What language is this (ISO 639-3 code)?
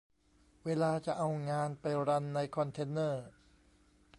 tha